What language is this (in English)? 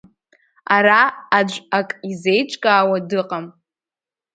Abkhazian